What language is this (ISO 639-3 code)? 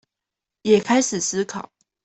zho